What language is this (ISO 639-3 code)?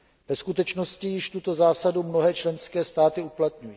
ces